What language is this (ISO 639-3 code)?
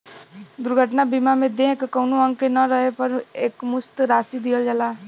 bho